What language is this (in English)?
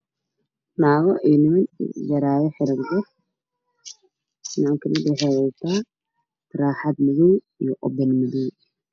Somali